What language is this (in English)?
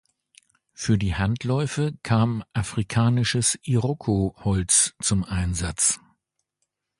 German